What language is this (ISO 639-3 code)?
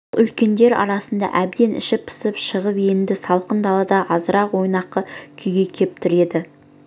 kaz